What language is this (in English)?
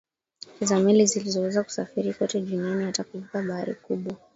Swahili